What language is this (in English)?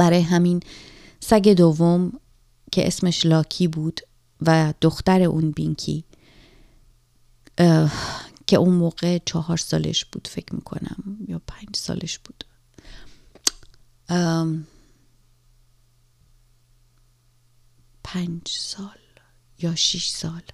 Persian